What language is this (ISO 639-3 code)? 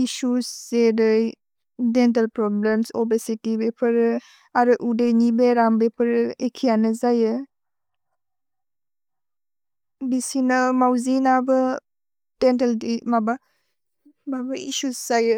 brx